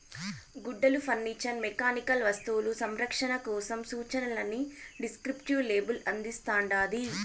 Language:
Telugu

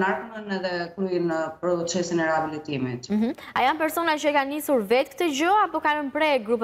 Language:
Romanian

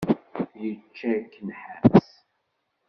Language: Kabyle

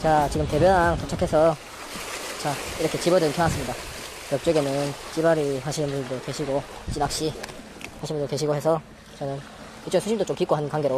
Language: Korean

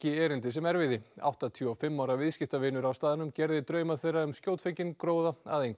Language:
Icelandic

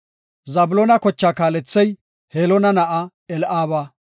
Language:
Gofa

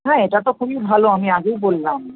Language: Bangla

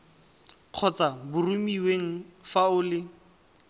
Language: Tswana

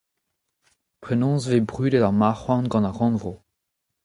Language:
Breton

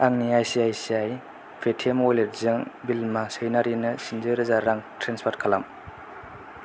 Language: Bodo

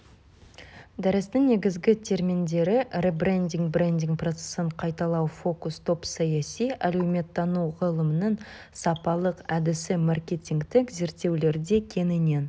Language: Kazakh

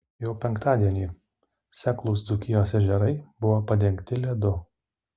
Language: Lithuanian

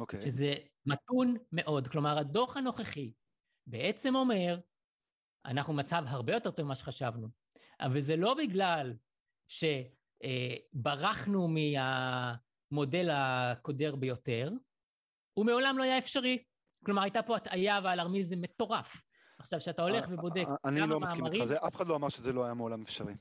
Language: Hebrew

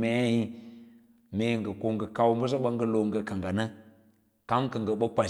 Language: Lala-Roba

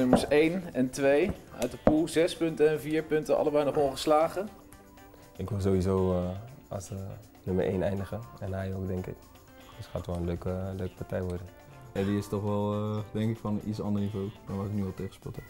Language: Dutch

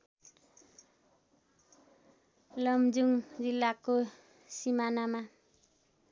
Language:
Nepali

